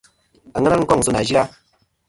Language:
Kom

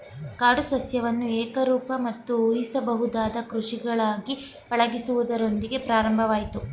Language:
Kannada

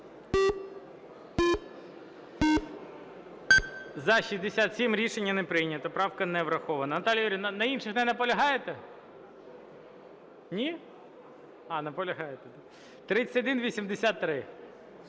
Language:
Ukrainian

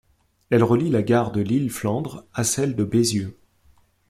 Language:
French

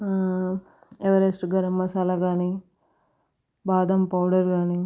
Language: Telugu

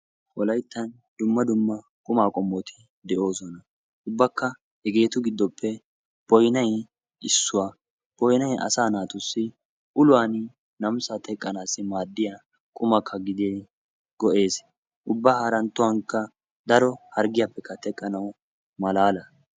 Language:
Wolaytta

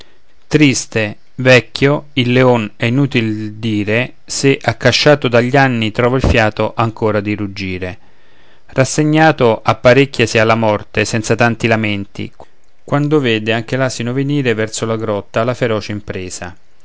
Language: Italian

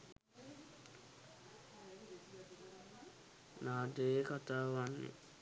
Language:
Sinhala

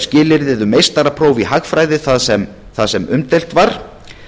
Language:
Icelandic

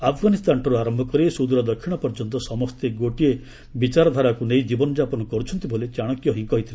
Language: Odia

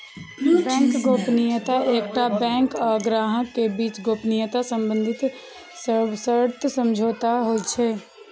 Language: Maithili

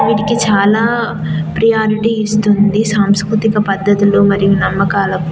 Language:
Telugu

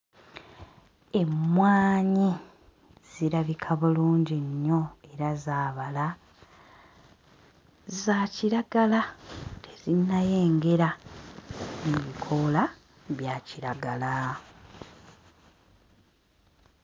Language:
Ganda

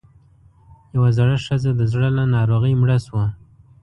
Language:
Pashto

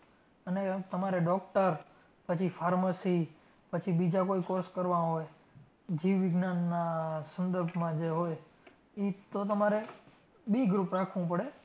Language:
Gujarati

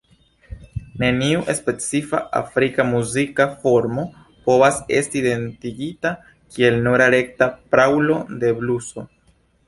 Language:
Esperanto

